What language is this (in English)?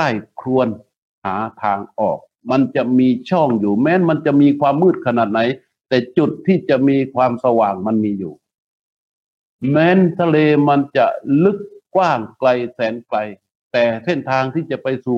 Thai